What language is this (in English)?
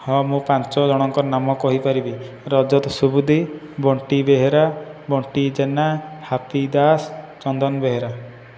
Odia